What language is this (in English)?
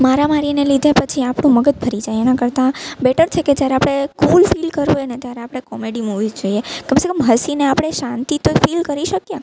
Gujarati